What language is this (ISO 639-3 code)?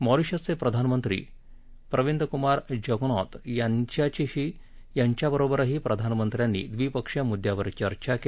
mar